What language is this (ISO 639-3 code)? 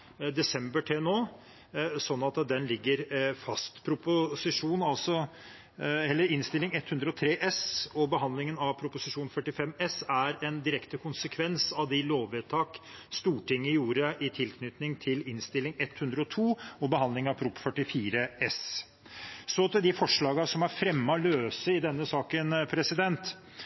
nob